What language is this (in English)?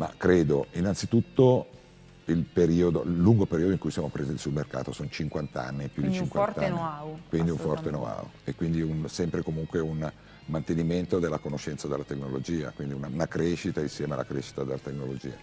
Italian